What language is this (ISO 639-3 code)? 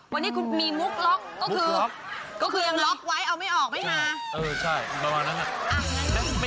tha